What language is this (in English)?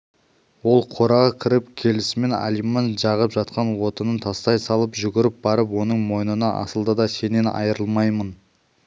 Kazakh